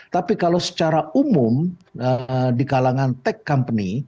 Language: Indonesian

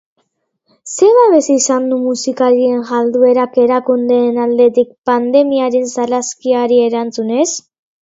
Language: Basque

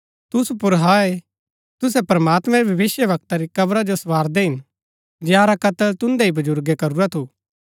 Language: Gaddi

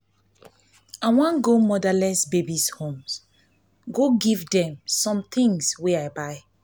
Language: Nigerian Pidgin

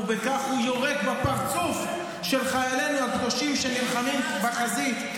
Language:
Hebrew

